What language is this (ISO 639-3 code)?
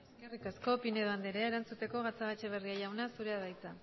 eus